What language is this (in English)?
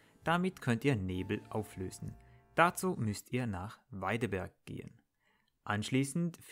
German